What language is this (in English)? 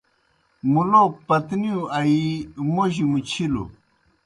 Kohistani Shina